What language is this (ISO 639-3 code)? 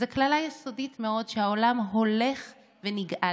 heb